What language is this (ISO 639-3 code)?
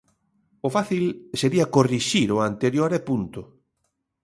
glg